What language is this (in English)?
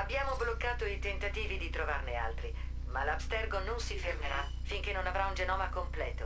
Italian